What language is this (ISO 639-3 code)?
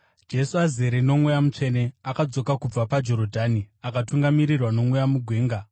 sna